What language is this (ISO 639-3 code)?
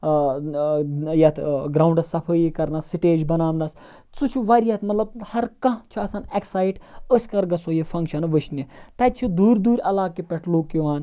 kas